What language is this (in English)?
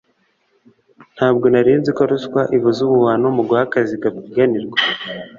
Kinyarwanda